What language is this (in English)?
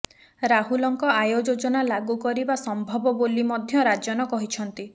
Odia